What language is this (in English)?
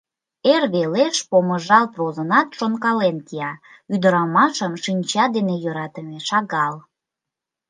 Mari